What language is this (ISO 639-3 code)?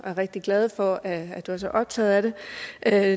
dan